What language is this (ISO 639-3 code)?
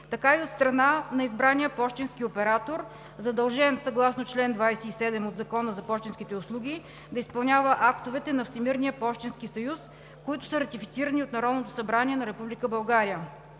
bul